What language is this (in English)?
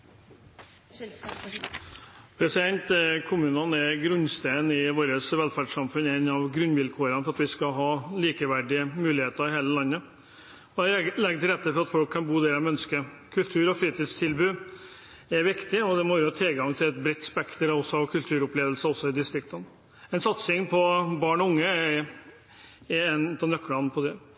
Norwegian